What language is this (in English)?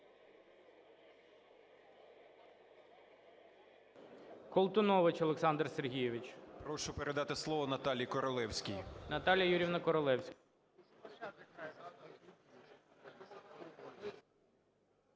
Ukrainian